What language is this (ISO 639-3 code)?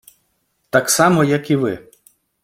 ukr